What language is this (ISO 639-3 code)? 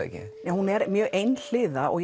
isl